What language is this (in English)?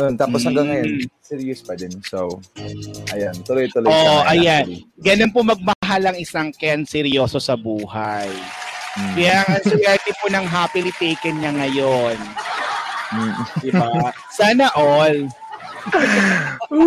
Filipino